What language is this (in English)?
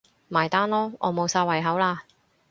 Cantonese